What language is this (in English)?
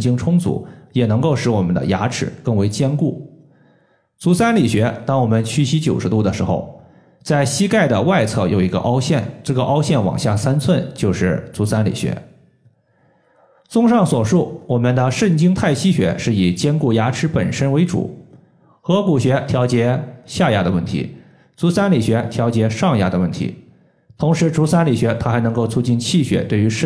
Chinese